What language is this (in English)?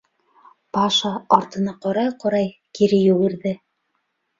Bashkir